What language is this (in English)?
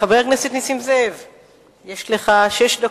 Hebrew